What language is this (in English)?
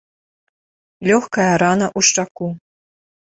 Belarusian